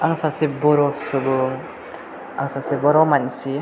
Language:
Bodo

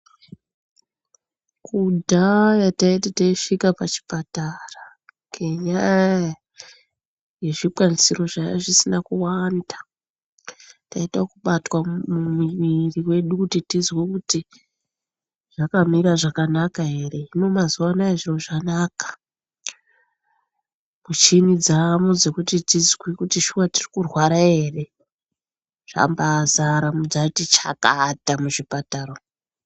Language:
Ndau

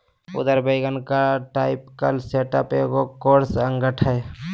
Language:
Magahi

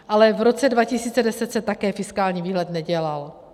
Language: Czech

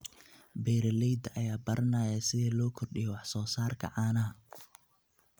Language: Somali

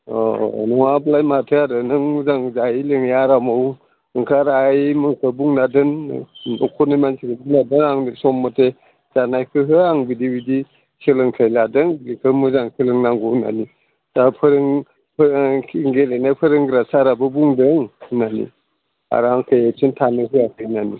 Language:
Bodo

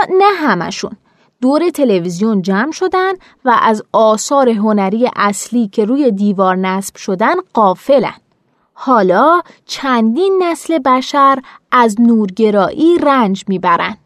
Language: Persian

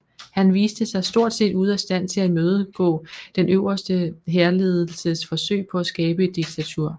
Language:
Danish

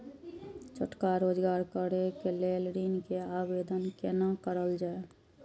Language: Maithili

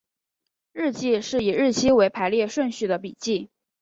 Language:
Chinese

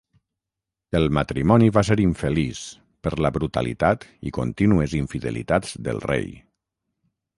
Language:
Catalan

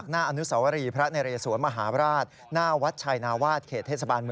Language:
Thai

